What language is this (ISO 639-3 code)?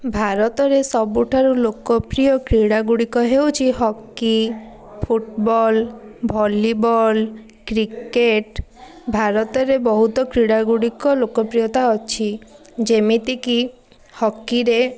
ori